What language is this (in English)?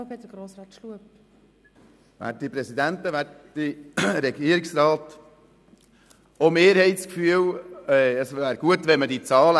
Swiss German